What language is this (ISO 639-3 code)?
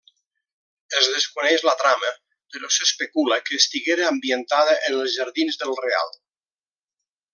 cat